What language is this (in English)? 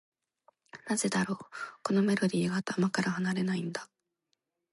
Japanese